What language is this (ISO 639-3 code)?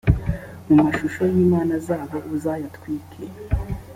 kin